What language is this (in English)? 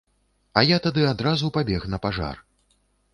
Belarusian